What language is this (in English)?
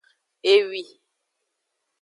Aja (Benin)